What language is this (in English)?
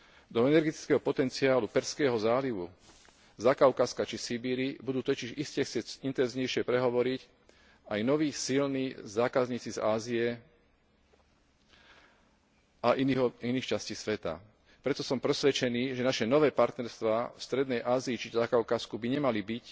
Slovak